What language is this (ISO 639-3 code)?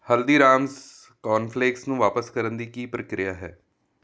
pan